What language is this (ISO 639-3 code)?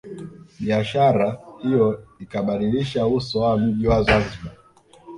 swa